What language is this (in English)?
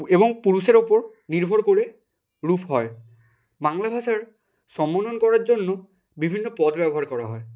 Bangla